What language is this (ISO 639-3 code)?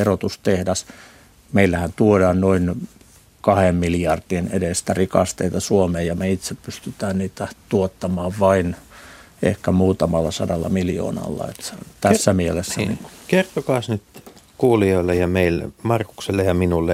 fin